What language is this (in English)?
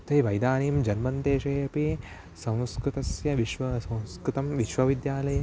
Sanskrit